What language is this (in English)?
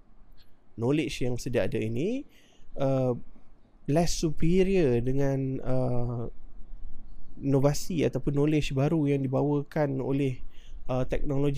Malay